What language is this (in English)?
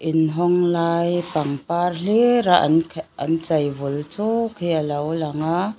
Mizo